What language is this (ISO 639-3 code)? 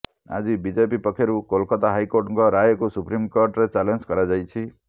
ori